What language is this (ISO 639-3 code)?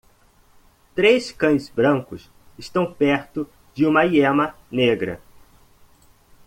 por